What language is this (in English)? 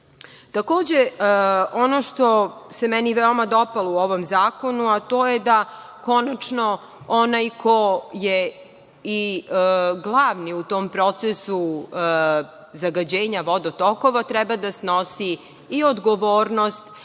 Serbian